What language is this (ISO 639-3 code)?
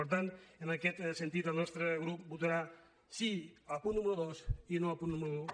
cat